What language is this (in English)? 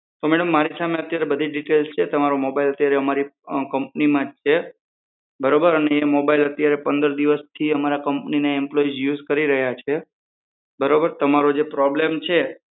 Gujarati